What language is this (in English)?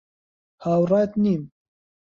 Central Kurdish